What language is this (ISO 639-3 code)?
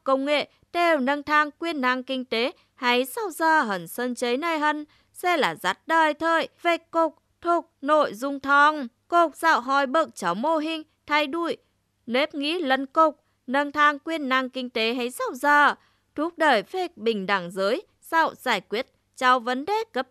vie